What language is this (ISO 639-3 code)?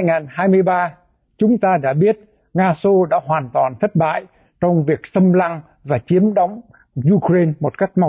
vie